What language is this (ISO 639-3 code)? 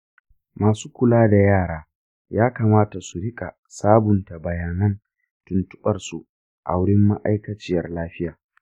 hau